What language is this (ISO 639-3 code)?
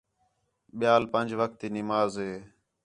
xhe